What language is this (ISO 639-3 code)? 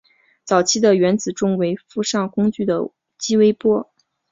zho